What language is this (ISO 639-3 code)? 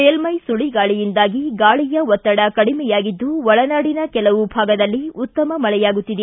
kan